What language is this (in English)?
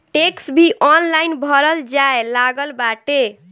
Bhojpuri